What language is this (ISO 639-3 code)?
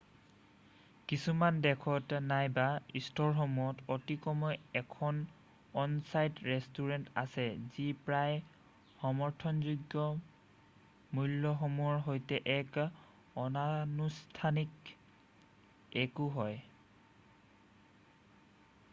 asm